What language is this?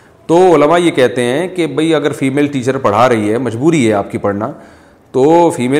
Urdu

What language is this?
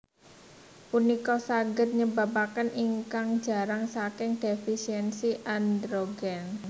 Javanese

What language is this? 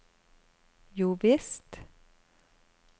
Norwegian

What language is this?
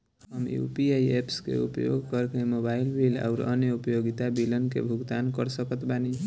Bhojpuri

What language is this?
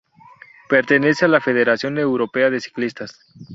Spanish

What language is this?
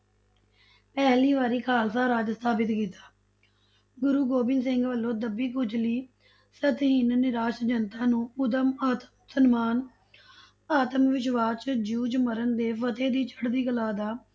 Punjabi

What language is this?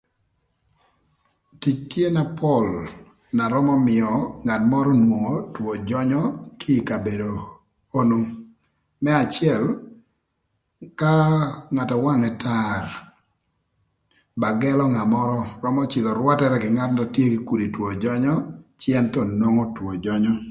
Thur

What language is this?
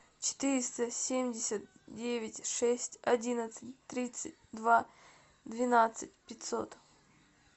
Russian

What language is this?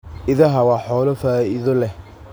Somali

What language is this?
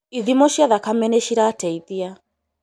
Kikuyu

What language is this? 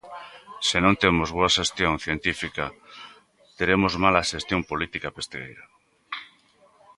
Galician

